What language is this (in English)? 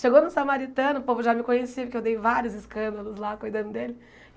Portuguese